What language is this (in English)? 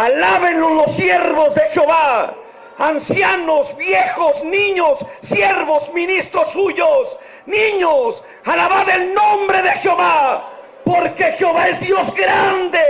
Spanish